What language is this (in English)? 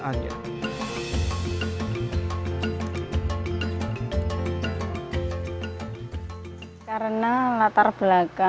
Indonesian